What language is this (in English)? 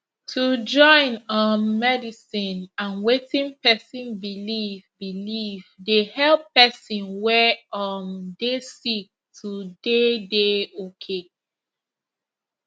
Nigerian Pidgin